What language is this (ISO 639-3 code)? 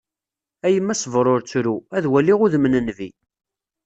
kab